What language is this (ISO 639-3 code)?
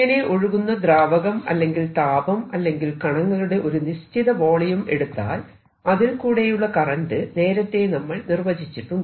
mal